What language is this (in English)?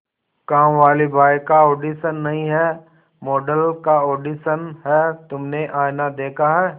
Hindi